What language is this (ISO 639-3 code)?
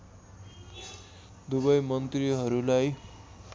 nep